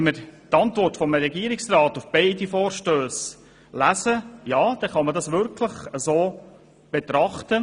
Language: Swiss German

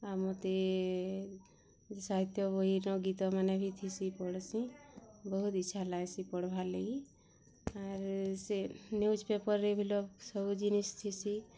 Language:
Odia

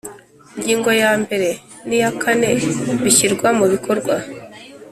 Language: Kinyarwanda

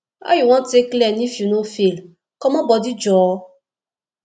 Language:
Nigerian Pidgin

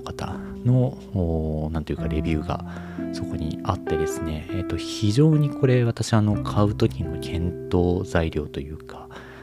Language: Japanese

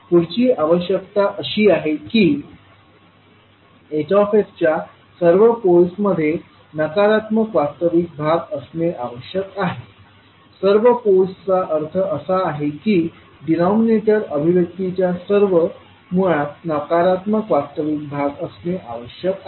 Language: Marathi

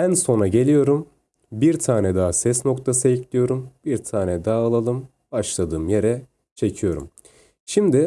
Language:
Turkish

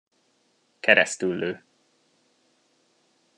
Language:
Hungarian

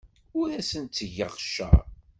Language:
Kabyle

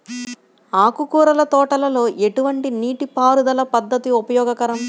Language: Telugu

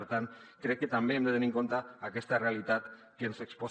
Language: Catalan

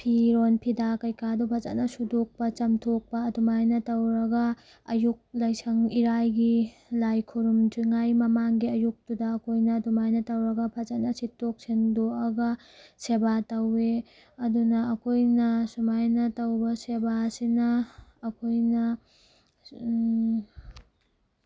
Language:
Manipuri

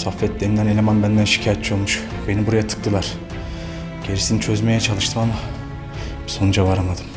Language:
Turkish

